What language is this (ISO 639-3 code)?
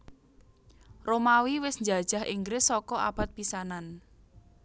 jav